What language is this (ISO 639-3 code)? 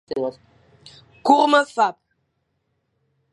fan